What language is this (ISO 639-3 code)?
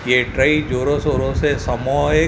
snd